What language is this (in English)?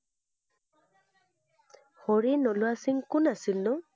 Assamese